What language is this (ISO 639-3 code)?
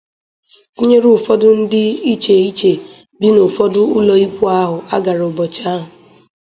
ibo